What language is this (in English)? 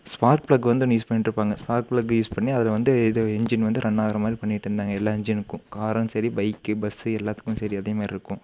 Tamil